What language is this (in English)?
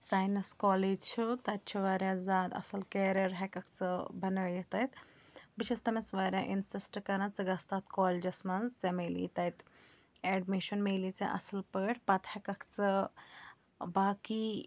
Kashmiri